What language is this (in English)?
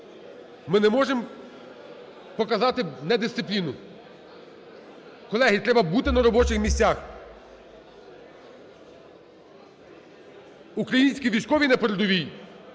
Ukrainian